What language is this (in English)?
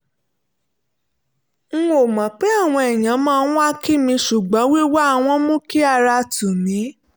Yoruba